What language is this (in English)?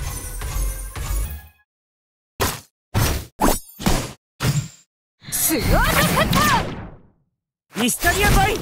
Japanese